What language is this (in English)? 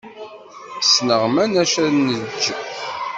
Kabyle